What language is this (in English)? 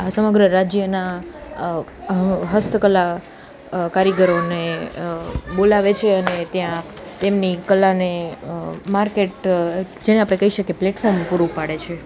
Gujarati